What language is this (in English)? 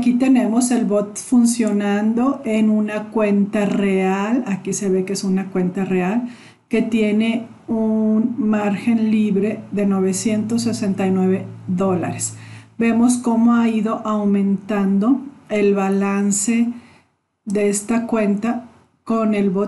Spanish